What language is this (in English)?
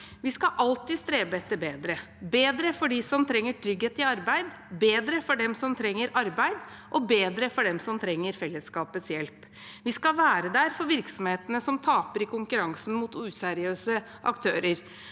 Norwegian